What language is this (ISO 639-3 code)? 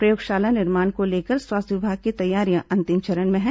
hin